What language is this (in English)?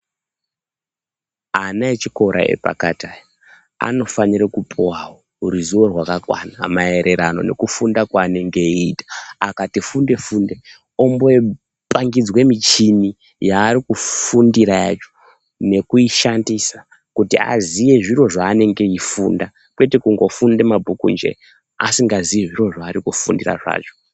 Ndau